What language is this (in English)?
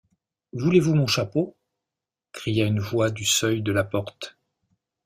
French